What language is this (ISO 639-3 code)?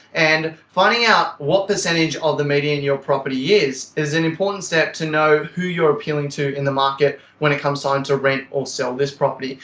eng